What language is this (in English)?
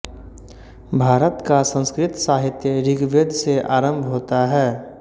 Hindi